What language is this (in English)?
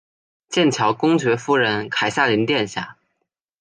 Chinese